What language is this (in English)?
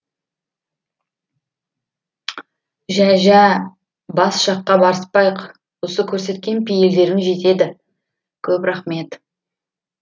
Kazakh